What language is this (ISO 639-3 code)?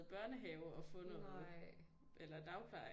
dan